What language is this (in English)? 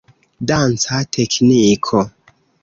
Esperanto